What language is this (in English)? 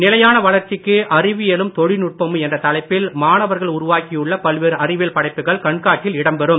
Tamil